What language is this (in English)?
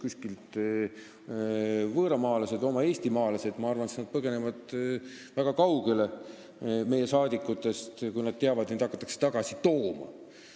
Estonian